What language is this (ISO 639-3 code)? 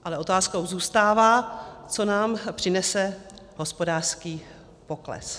ces